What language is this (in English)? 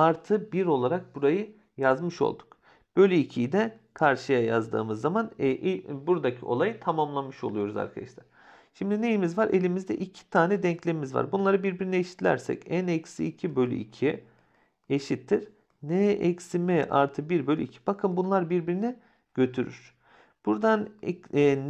Turkish